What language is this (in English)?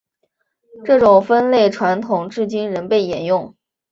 Chinese